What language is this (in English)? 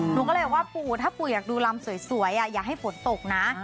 Thai